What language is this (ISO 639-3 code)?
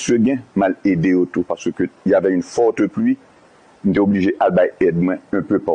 fra